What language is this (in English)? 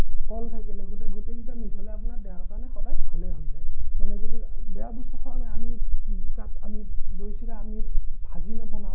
Assamese